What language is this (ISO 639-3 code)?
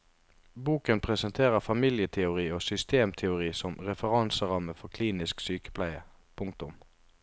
nor